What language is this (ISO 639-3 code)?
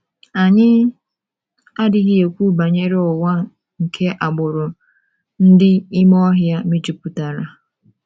ibo